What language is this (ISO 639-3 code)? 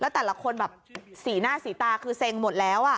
tha